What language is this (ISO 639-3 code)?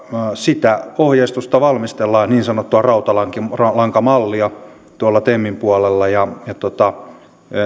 fin